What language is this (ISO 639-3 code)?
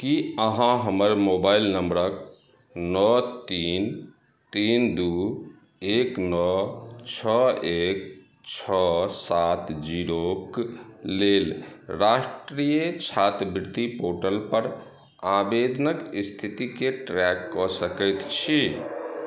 mai